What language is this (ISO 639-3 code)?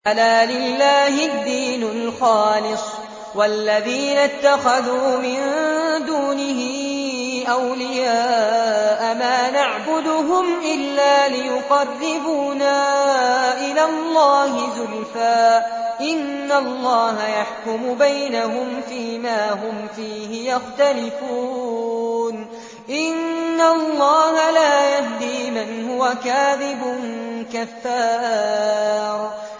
ara